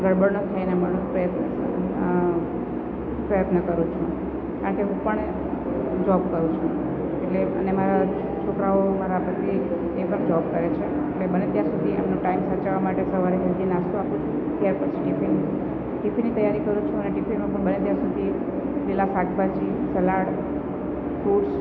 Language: Gujarati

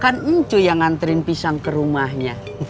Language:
Indonesian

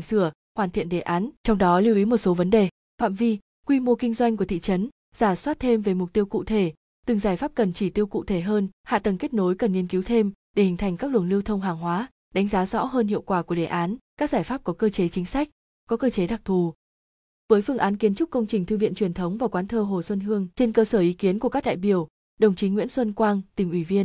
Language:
Vietnamese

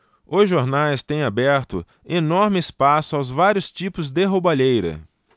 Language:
Portuguese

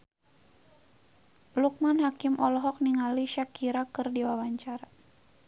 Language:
Sundanese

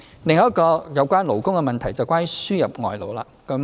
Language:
Cantonese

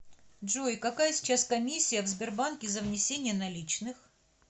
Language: Russian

